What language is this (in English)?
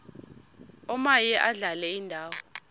Xhosa